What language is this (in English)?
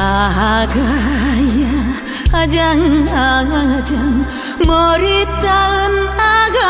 Korean